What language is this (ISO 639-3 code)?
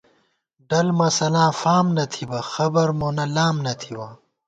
gwt